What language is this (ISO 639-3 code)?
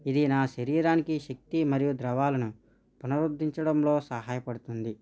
tel